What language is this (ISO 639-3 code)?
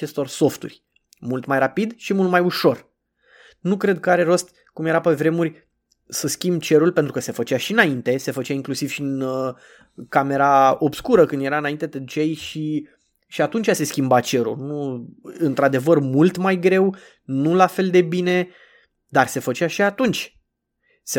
ron